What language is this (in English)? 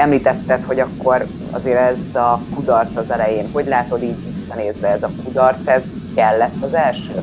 Hungarian